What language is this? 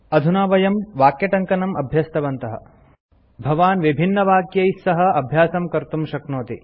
Sanskrit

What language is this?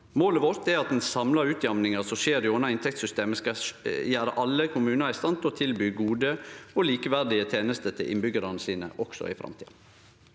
Norwegian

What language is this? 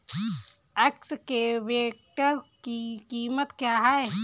Hindi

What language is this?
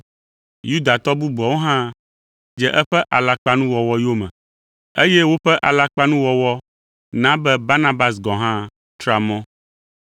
Ewe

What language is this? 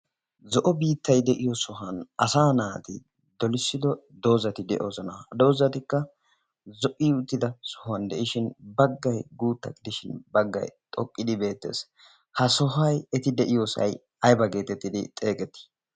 Wolaytta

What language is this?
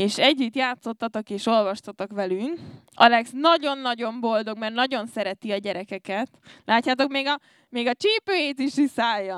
Hungarian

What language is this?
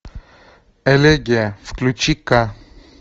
Russian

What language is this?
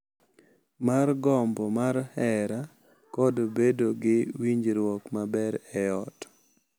Luo (Kenya and Tanzania)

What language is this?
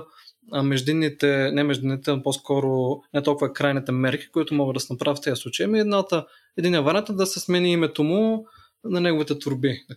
Bulgarian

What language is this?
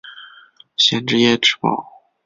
Chinese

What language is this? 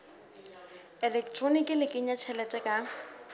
Southern Sotho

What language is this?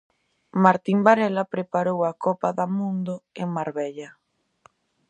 Galician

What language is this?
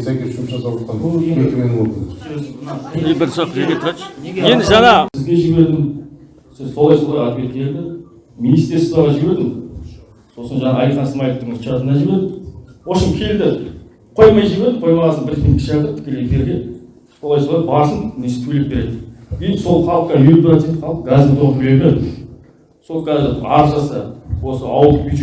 Turkish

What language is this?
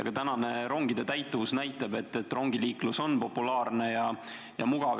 Estonian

